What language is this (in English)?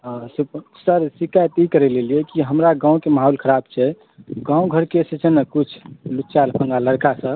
Maithili